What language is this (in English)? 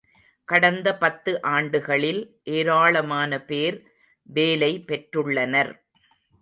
Tamil